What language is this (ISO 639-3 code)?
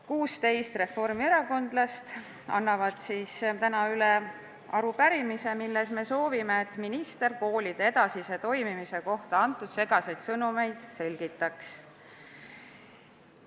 est